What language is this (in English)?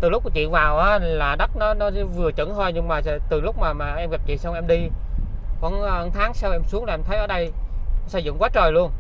Vietnamese